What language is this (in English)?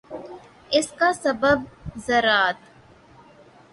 Urdu